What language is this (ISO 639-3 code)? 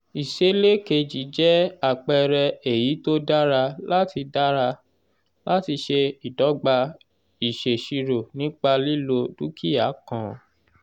yor